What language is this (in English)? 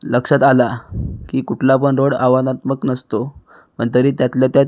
Marathi